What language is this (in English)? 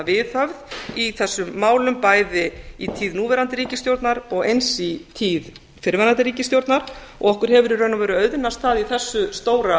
Icelandic